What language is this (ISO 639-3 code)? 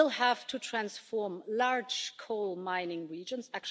eng